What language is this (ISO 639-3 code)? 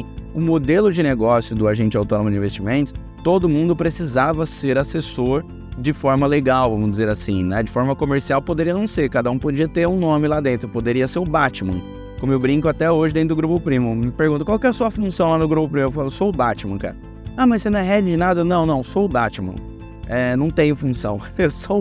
por